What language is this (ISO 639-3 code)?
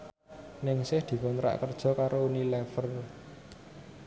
jav